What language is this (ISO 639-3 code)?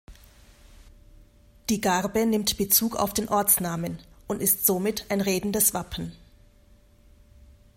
deu